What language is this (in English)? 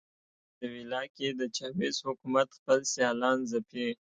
Pashto